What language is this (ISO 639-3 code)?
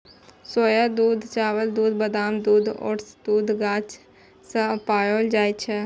mai